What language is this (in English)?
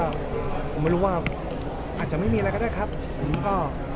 Thai